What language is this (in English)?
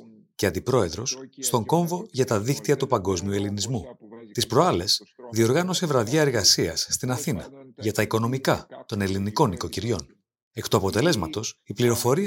Greek